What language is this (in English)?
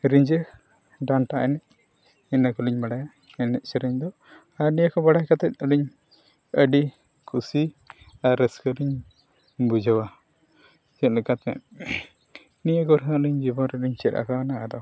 Santali